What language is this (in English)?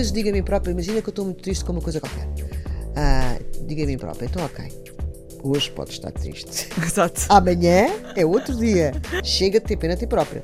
Portuguese